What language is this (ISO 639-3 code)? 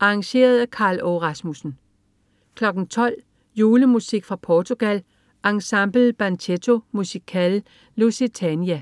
dan